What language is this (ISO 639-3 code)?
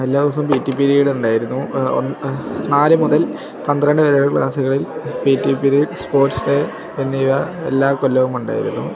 mal